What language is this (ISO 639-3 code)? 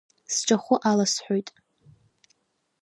abk